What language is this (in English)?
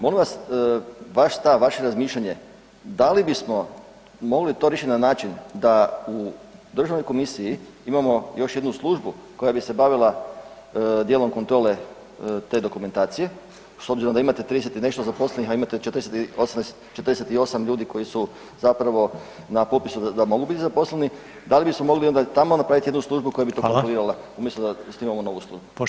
Croatian